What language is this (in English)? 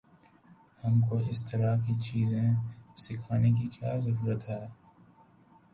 Urdu